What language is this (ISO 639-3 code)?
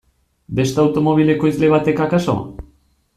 eus